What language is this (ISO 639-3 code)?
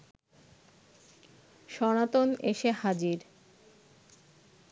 ben